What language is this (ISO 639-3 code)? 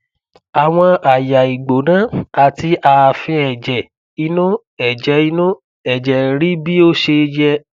yor